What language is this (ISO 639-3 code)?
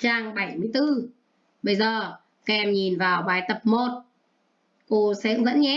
vie